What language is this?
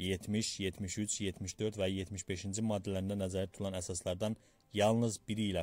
Turkish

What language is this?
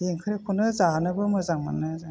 Bodo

